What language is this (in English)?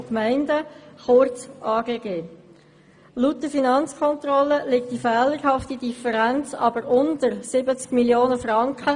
Swiss German